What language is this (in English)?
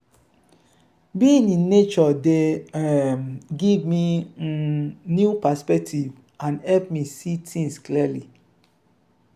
Nigerian Pidgin